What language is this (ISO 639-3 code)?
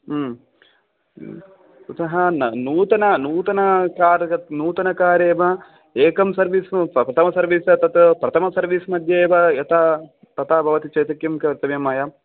san